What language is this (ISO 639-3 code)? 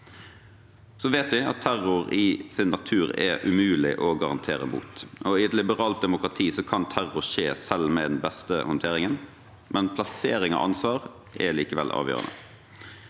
nor